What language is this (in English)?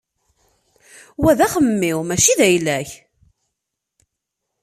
Kabyle